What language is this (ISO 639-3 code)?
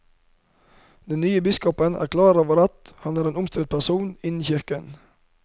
nor